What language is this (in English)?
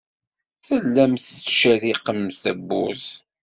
Kabyle